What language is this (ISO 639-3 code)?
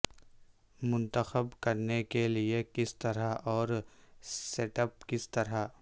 urd